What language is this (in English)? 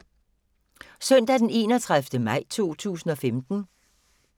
Danish